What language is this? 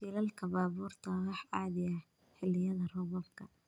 Somali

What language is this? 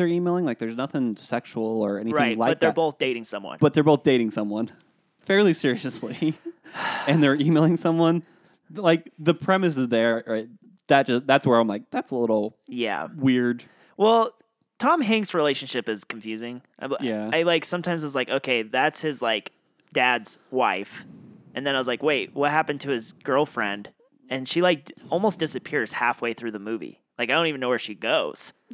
English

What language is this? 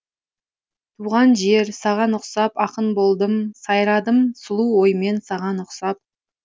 Kazakh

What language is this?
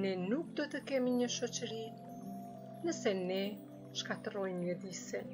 Polish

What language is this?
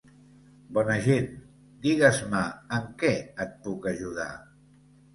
Catalan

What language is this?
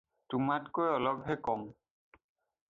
Assamese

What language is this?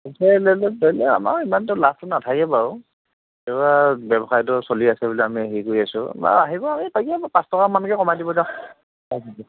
Assamese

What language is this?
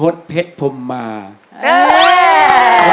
Thai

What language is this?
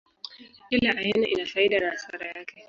Swahili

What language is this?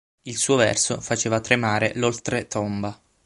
Italian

